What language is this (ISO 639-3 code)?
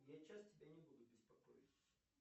rus